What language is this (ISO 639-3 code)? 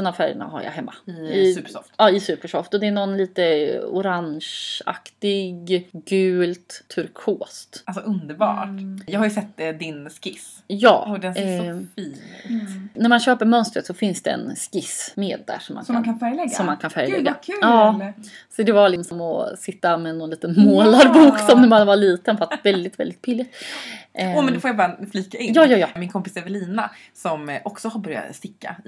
swe